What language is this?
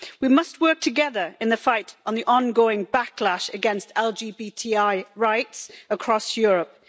English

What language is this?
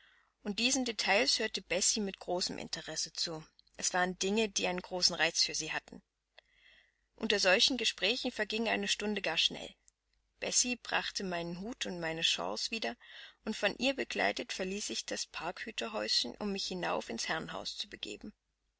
German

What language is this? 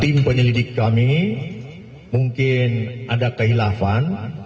Indonesian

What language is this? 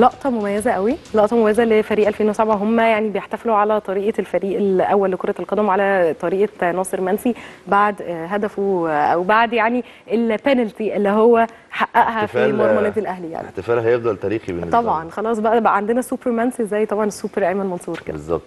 Arabic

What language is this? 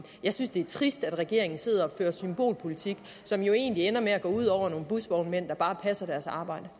Danish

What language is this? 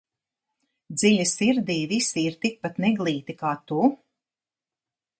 Latvian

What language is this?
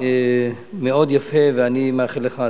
Hebrew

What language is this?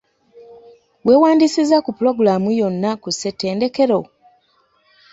Ganda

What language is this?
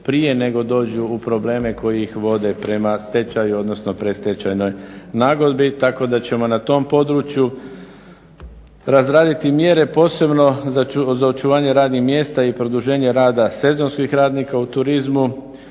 Croatian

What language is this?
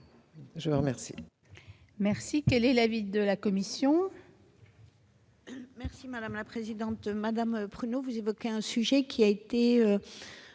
French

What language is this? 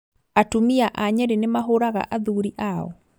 Kikuyu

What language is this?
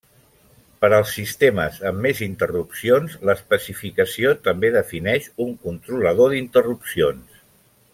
Catalan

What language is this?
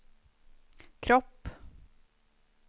Swedish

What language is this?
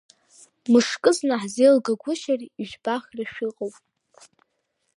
Abkhazian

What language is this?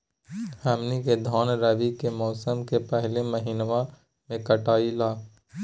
Magahi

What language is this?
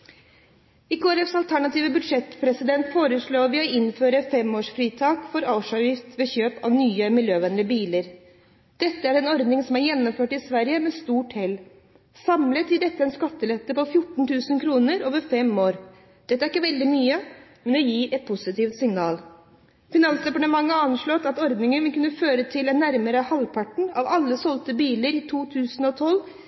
Norwegian Bokmål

